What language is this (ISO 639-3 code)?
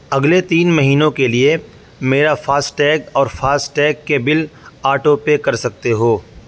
urd